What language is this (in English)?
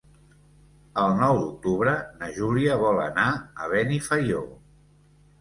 Catalan